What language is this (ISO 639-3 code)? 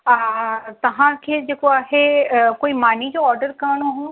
snd